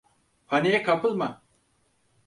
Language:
Turkish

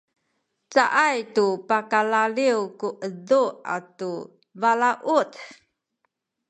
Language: Sakizaya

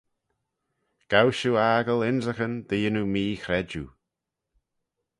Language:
Manx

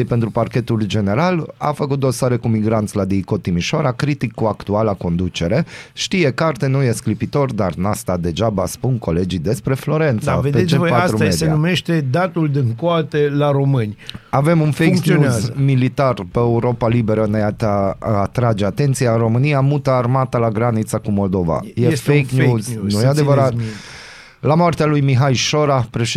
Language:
Romanian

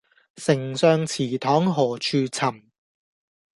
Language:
Cantonese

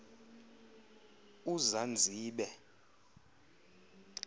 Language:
Xhosa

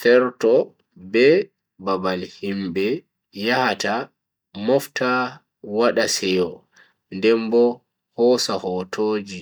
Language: Bagirmi Fulfulde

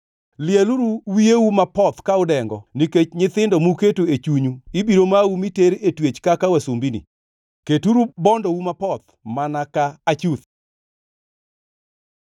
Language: Luo (Kenya and Tanzania)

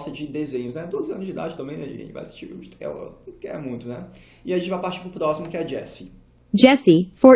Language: Portuguese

